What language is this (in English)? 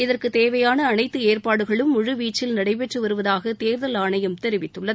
Tamil